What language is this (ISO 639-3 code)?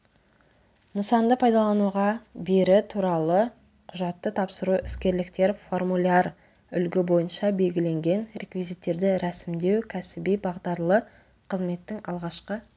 kaz